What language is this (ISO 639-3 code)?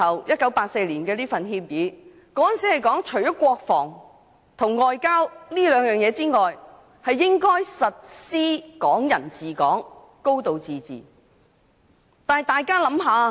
yue